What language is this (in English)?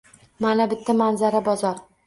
Uzbek